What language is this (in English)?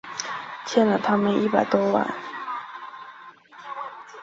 Chinese